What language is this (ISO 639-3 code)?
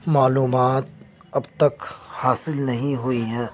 urd